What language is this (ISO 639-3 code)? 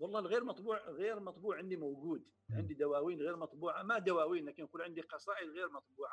ara